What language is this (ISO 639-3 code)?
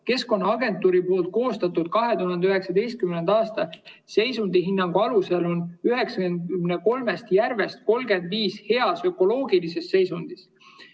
est